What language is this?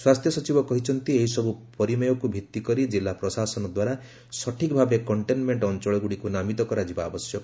Odia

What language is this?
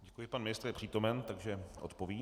Czech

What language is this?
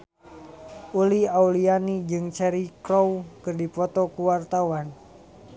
Sundanese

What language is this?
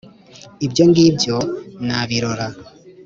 Kinyarwanda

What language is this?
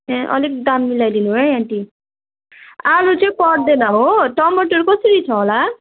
Nepali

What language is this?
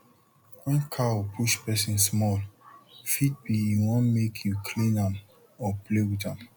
Nigerian Pidgin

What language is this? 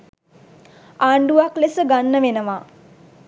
Sinhala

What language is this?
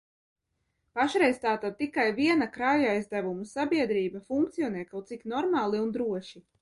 Latvian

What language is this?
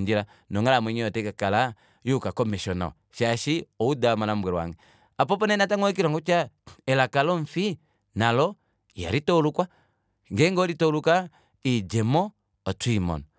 Kuanyama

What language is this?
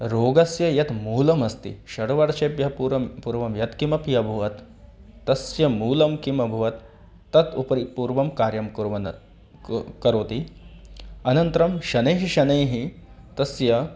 Sanskrit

